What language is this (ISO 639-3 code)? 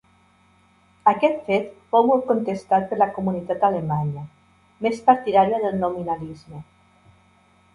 cat